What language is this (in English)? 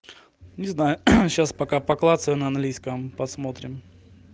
Russian